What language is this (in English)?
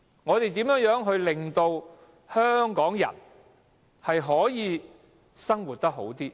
Cantonese